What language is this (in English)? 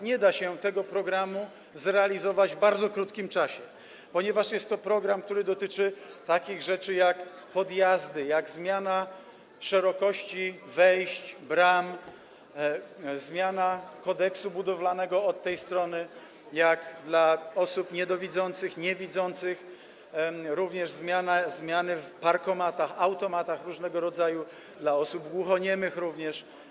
Polish